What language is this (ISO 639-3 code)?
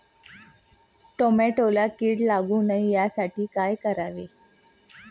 mar